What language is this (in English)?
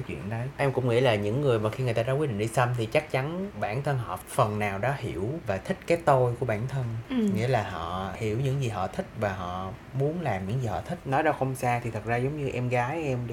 Vietnamese